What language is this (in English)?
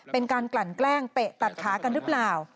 Thai